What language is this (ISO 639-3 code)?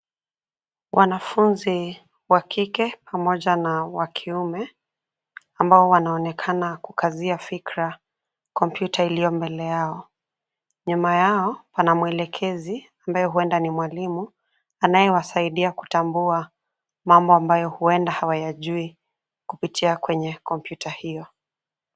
swa